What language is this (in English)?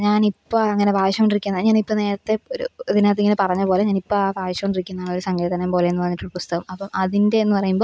Malayalam